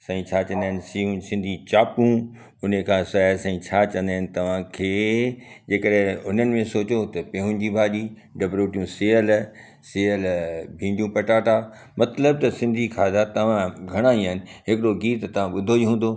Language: Sindhi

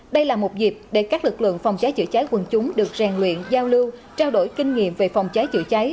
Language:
Vietnamese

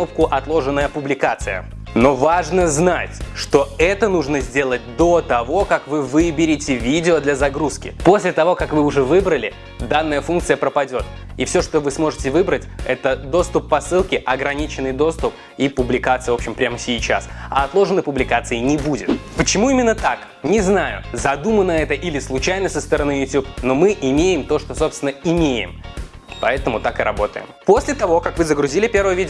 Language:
Russian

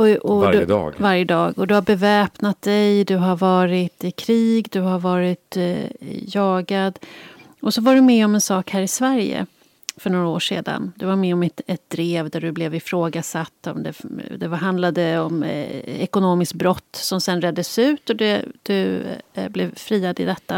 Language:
Swedish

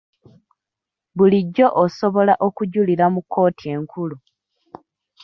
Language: Ganda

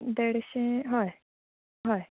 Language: Konkani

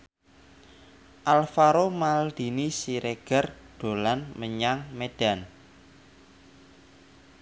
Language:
Javanese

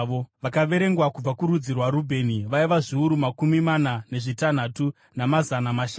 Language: Shona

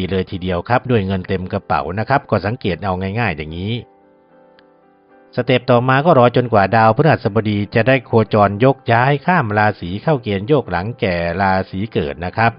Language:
Thai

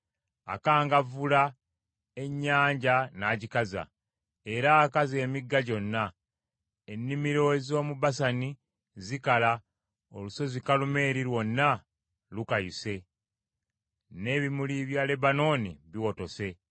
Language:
Ganda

